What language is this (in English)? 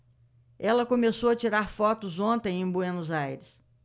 Portuguese